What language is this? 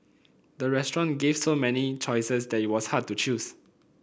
English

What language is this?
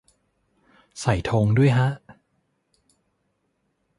Thai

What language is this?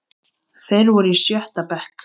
Icelandic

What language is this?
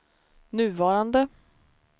Swedish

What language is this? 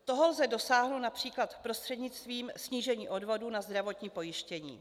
Czech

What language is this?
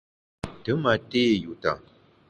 Bamun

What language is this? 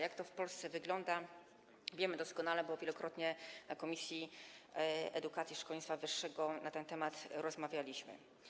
Polish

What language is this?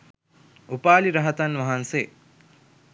Sinhala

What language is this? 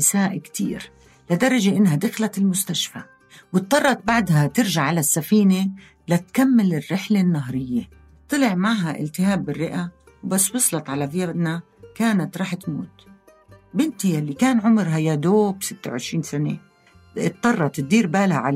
Arabic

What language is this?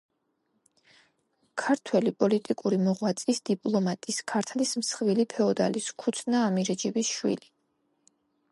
Georgian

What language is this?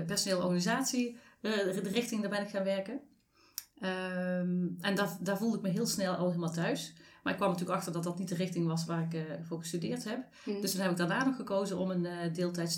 Dutch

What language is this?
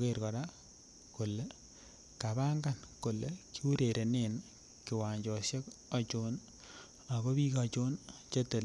Kalenjin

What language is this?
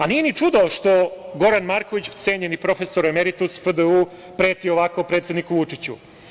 Serbian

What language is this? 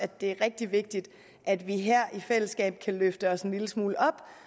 Danish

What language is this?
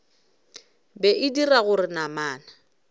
Northern Sotho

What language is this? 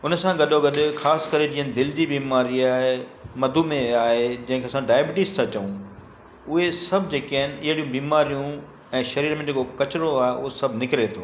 Sindhi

